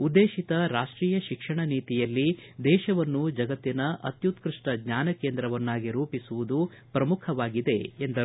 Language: Kannada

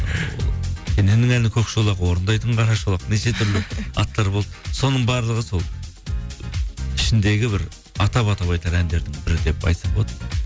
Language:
Kazakh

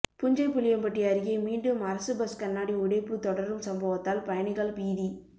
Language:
Tamil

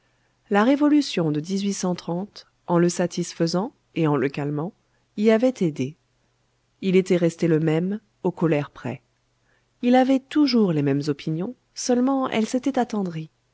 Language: French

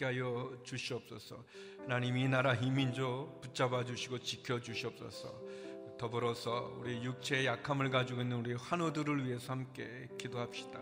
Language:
Korean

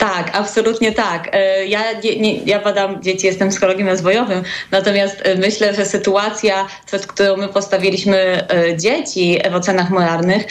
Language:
Polish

